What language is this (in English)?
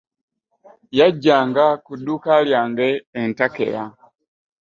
Ganda